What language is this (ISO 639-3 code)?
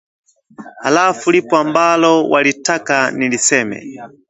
swa